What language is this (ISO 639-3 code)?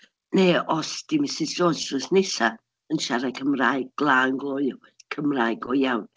cym